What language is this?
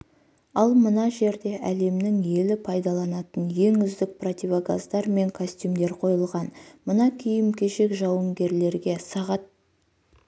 Kazakh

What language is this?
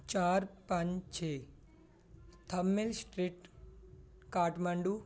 Punjabi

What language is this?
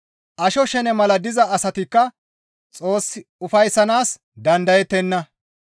Gamo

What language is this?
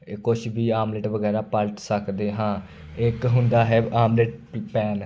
Punjabi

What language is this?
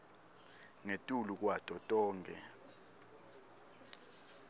Swati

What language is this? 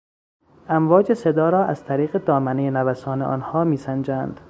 Persian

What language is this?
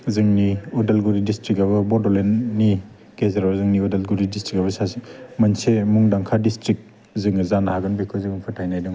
Bodo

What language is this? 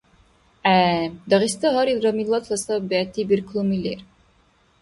Dargwa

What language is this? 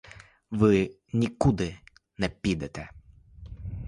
Ukrainian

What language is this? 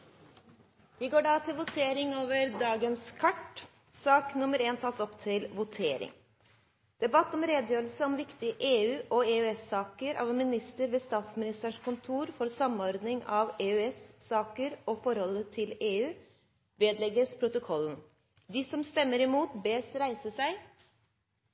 Norwegian Nynorsk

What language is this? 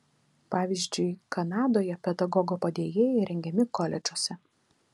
Lithuanian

